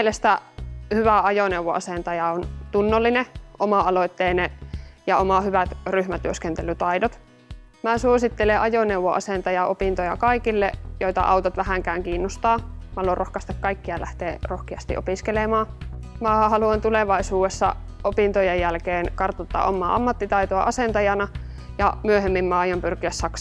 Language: Finnish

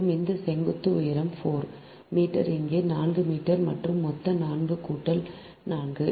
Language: Tamil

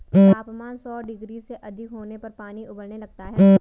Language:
Hindi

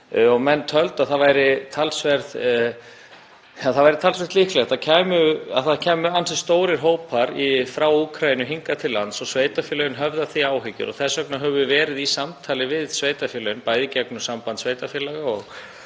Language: Icelandic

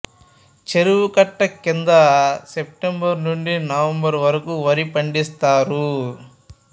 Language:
Telugu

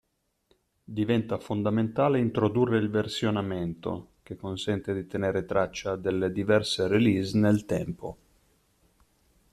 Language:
Italian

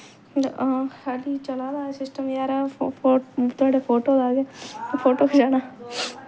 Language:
Dogri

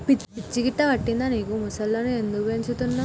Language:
Telugu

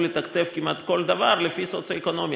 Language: Hebrew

